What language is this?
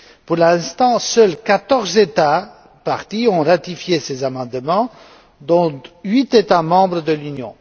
French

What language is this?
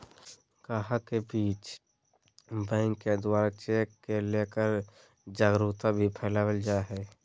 Magahi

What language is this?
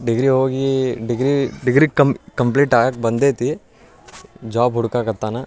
Kannada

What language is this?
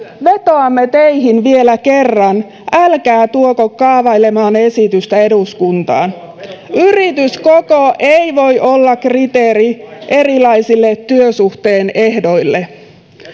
Finnish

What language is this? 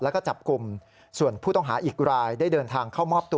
Thai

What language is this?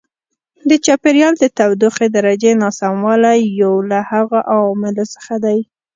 Pashto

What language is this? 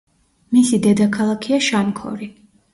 Georgian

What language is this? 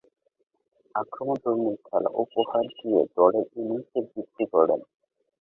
Bangla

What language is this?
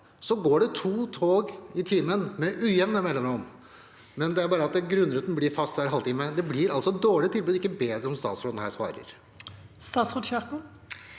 Norwegian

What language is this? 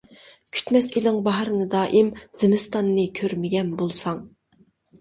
Uyghur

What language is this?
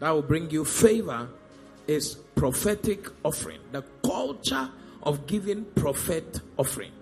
English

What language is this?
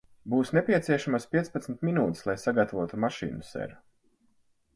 Latvian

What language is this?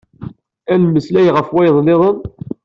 Kabyle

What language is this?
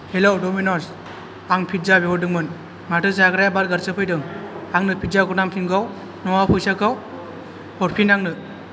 Bodo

